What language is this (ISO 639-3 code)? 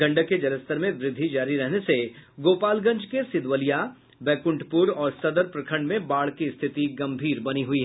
hin